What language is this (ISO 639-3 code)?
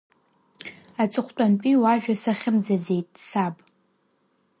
abk